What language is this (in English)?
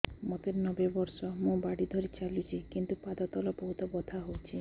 Odia